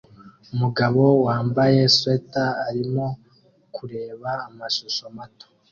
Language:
Kinyarwanda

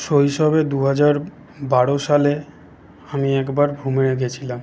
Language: Bangla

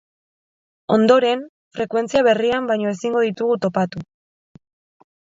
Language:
Basque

